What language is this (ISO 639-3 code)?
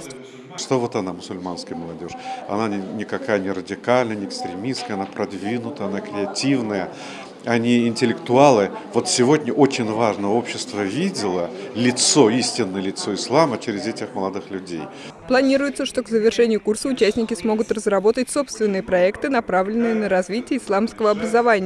rus